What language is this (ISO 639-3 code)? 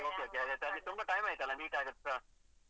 kan